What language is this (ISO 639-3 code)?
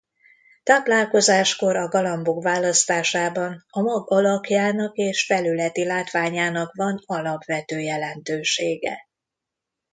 hun